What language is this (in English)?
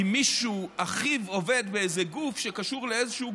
Hebrew